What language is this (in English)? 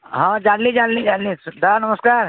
Odia